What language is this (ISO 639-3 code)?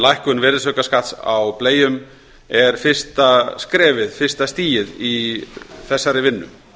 isl